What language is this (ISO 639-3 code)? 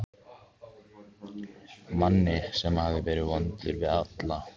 isl